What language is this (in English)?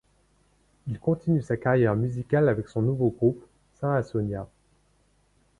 French